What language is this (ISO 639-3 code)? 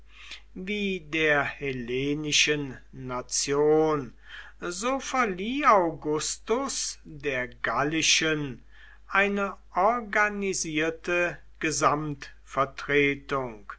deu